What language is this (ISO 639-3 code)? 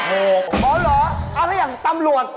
tha